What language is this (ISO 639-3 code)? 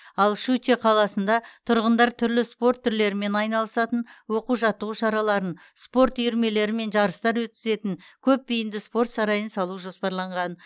kaz